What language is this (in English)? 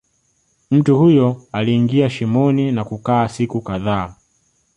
Swahili